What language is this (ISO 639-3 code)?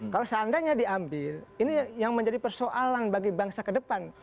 ind